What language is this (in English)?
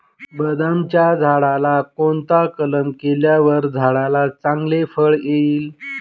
Marathi